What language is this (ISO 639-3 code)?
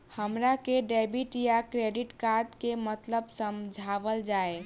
bho